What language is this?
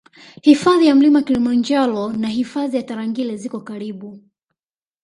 Swahili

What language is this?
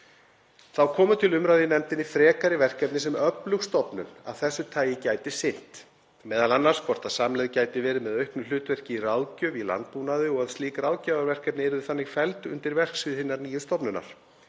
Icelandic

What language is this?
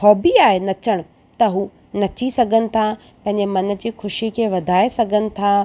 Sindhi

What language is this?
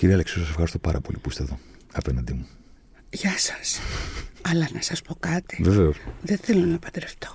Greek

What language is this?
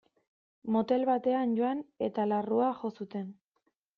Basque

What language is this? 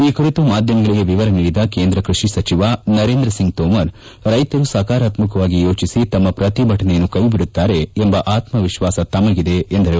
Kannada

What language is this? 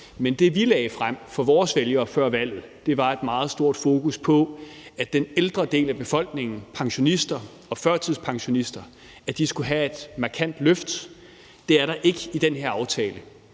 Danish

